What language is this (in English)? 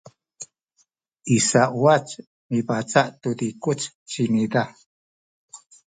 Sakizaya